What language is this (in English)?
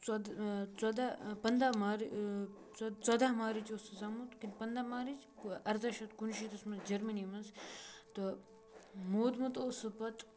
Kashmiri